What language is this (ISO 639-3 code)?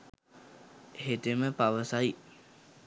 sin